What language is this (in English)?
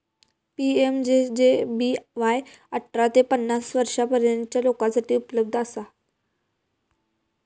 Marathi